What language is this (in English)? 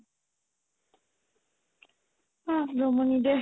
Assamese